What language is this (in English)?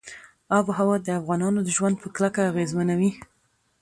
Pashto